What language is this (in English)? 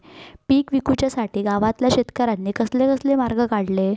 Marathi